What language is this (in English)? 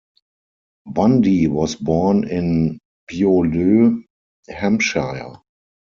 English